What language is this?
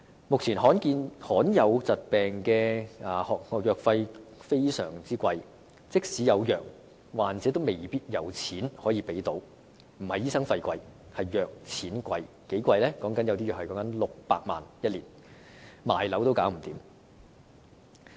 Cantonese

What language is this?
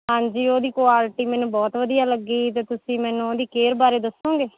Punjabi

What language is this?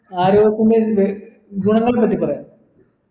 Malayalam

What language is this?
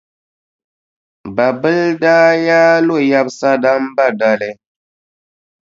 Dagbani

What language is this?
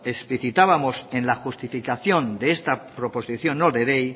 Spanish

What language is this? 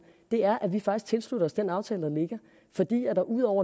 Danish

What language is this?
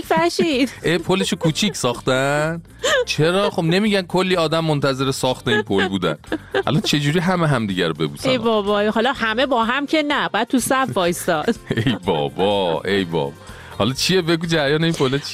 Persian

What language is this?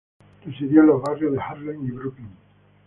Spanish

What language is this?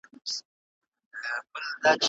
Pashto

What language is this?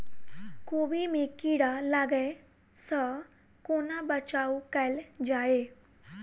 Maithili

